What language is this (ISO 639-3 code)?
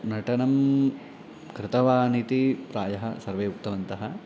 san